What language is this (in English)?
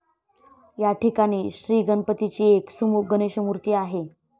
Marathi